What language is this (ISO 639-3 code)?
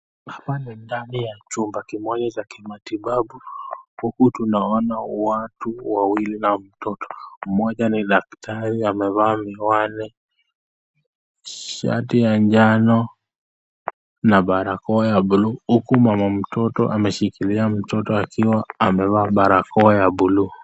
swa